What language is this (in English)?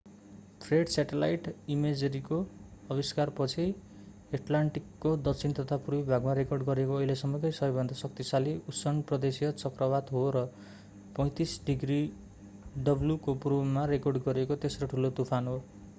Nepali